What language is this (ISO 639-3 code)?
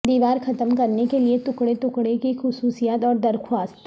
urd